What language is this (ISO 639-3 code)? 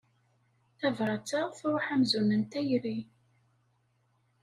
kab